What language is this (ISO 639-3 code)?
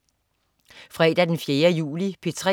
dan